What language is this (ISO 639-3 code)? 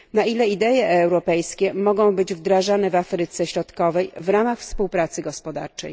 pol